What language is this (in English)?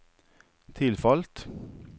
Norwegian